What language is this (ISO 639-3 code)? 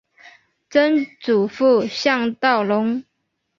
zho